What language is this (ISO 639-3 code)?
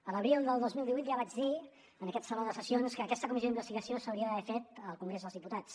cat